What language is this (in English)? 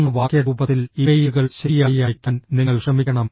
Malayalam